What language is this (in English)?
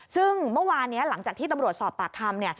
Thai